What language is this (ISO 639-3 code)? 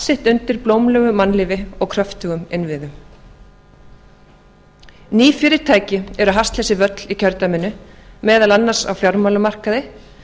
isl